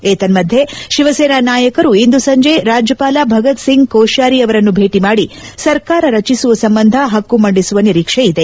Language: Kannada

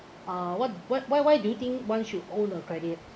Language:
English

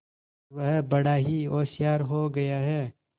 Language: Hindi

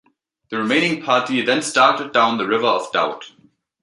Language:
English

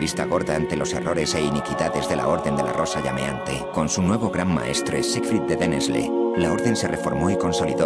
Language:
Spanish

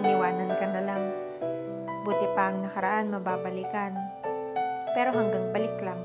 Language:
Filipino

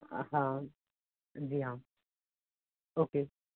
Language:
Hindi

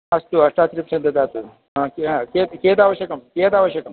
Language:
Sanskrit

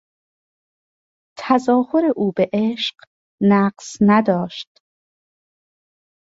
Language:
Persian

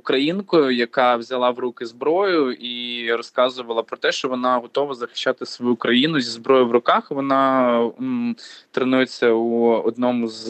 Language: Ukrainian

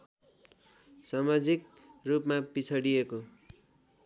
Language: Nepali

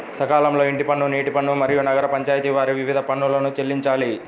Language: Telugu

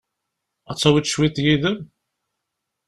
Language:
Kabyle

